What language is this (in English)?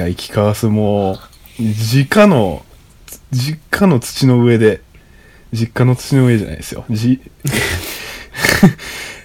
Japanese